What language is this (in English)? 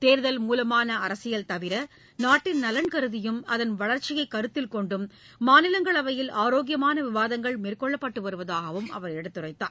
Tamil